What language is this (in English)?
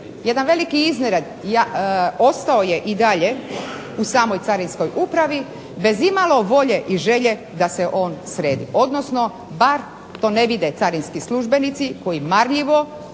Croatian